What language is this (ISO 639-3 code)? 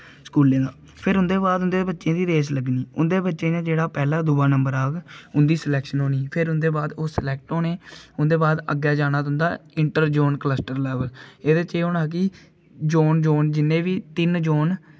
doi